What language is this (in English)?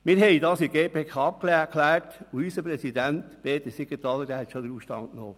Swiss German